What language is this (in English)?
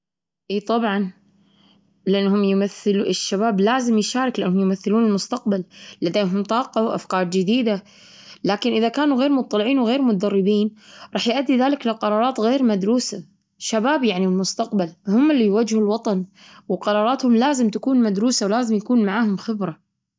Gulf Arabic